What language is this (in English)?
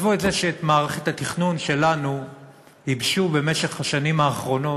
Hebrew